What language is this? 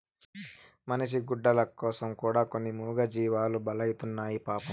Telugu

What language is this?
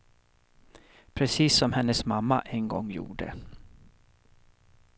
Swedish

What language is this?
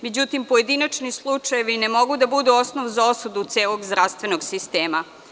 Serbian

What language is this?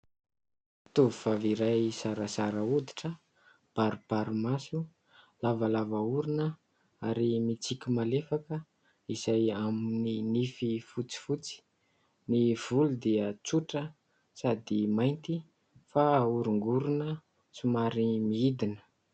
Malagasy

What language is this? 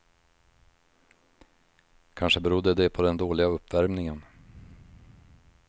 Swedish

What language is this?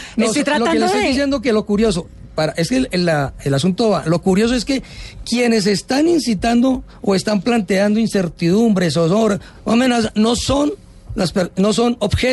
Spanish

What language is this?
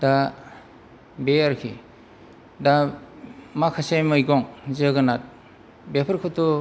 Bodo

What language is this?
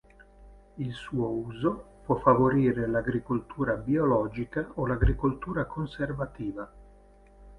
Italian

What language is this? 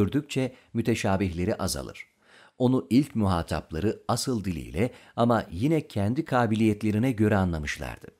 Turkish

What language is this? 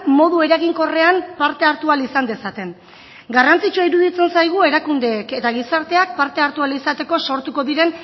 Basque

